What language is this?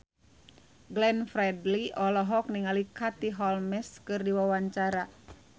Sundanese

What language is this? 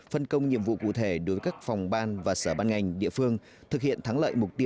Vietnamese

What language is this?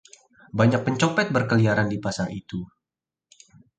Indonesian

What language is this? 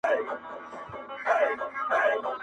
Pashto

